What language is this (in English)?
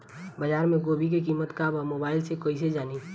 Bhojpuri